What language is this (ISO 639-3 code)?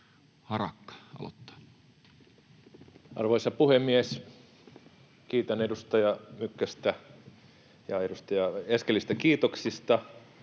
fin